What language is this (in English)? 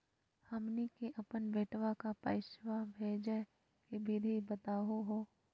Magahi